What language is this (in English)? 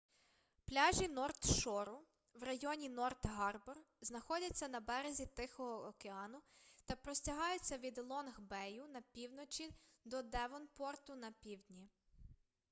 Ukrainian